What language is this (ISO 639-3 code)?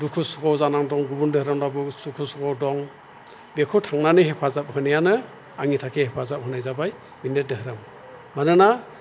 brx